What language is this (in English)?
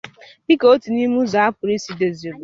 Igbo